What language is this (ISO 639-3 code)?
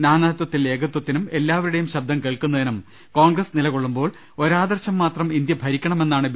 mal